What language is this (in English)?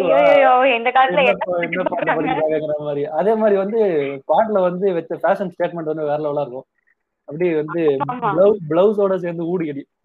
Tamil